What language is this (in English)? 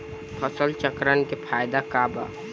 Bhojpuri